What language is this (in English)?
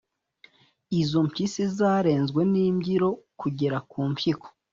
Kinyarwanda